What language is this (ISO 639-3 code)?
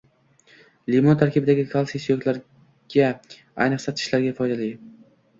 uzb